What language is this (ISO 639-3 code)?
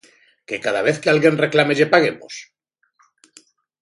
glg